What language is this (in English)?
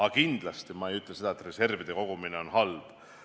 Estonian